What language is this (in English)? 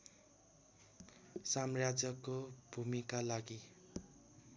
Nepali